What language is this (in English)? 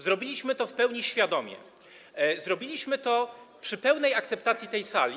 Polish